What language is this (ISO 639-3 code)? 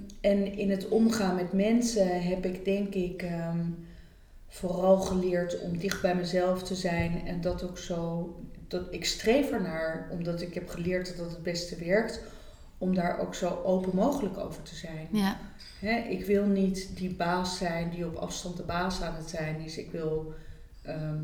nld